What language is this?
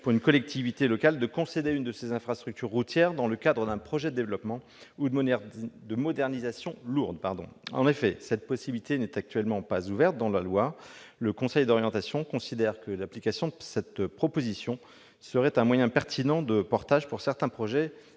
French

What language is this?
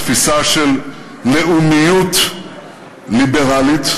Hebrew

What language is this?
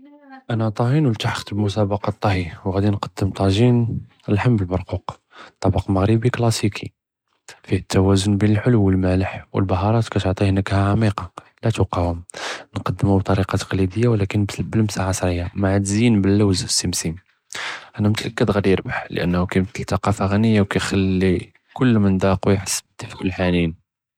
Judeo-Arabic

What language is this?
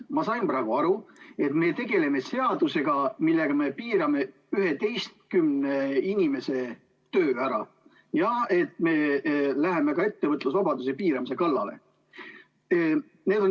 Estonian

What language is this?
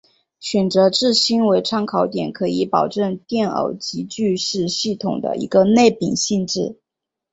Chinese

